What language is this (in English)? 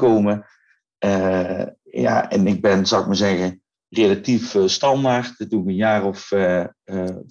Dutch